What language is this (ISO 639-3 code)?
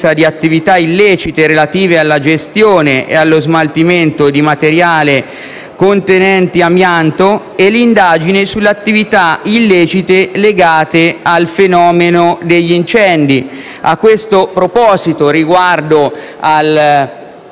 ita